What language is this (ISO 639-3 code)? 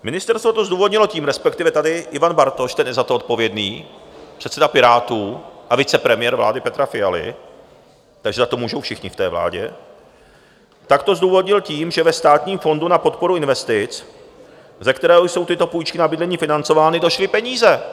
ces